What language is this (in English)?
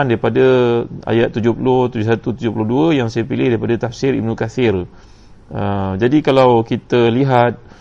Malay